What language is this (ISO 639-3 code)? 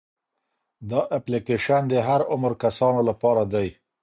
pus